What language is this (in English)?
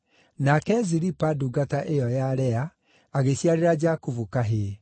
Kikuyu